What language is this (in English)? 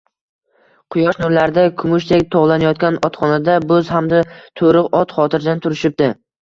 Uzbek